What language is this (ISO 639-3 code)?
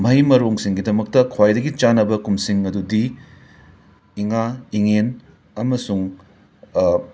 mni